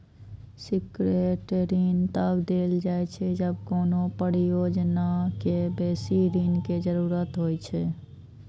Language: Maithili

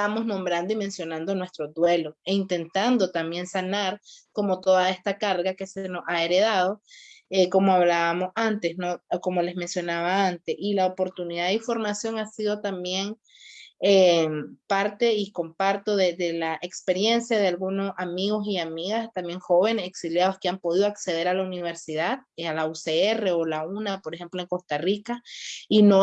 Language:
Spanish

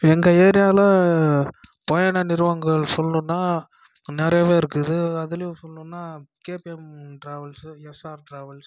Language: Tamil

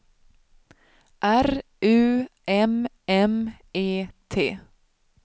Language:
Swedish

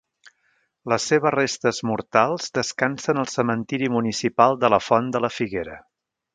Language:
Catalan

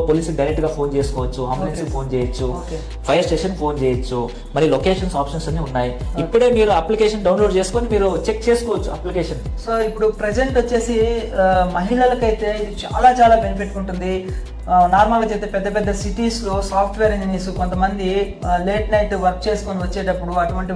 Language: Telugu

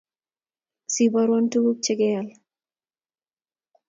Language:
Kalenjin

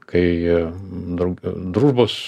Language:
Lithuanian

